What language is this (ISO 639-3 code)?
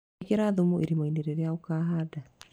kik